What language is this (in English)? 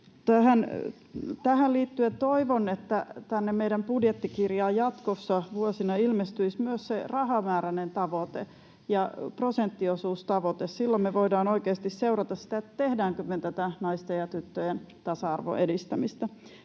Finnish